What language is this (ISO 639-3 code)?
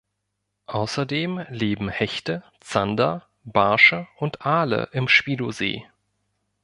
deu